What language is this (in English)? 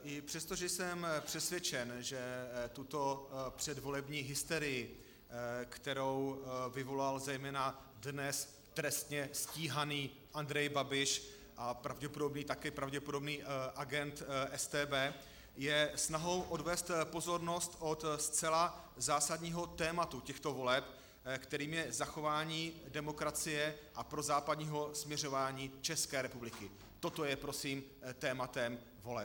Czech